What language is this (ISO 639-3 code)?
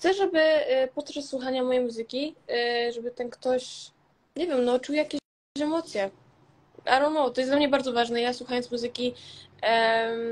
pol